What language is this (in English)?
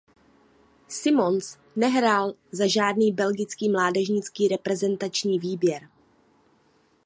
Czech